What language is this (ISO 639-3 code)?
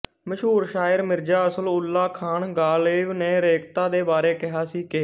pan